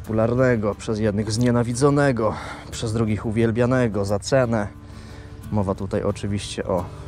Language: Polish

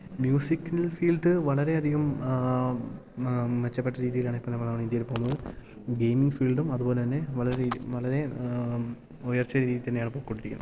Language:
Malayalam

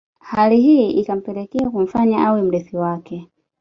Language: Swahili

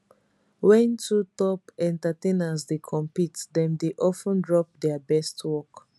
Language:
Nigerian Pidgin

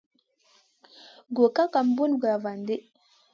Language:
Masana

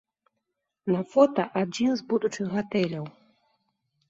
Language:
Belarusian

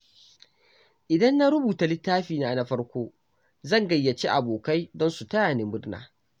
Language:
Hausa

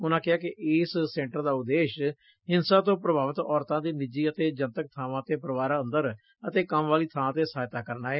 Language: Punjabi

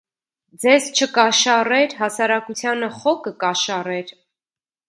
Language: Armenian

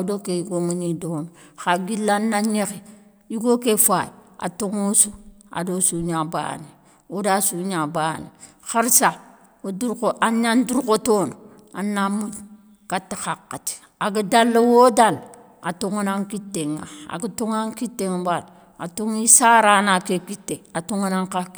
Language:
Soninke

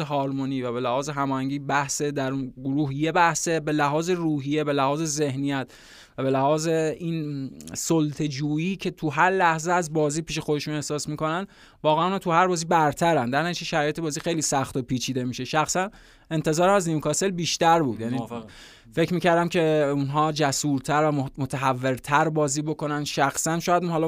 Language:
Persian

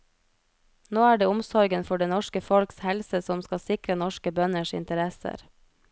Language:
Norwegian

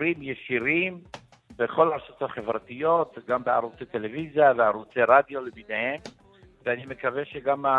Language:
Hebrew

